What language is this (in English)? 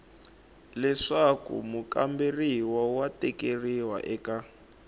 Tsonga